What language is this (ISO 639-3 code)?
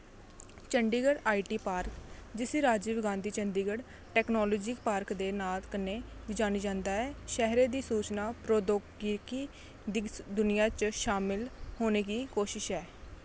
doi